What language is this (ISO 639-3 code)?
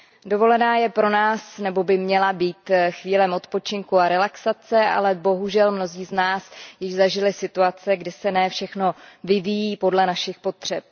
ces